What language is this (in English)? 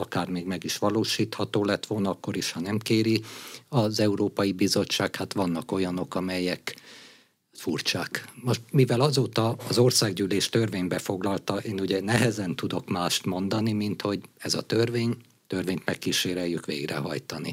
Hungarian